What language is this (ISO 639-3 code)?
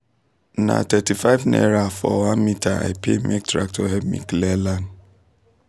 pcm